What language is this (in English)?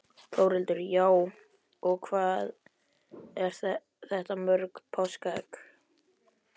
Icelandic